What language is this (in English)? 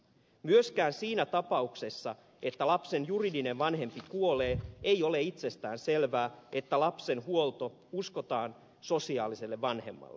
Finnish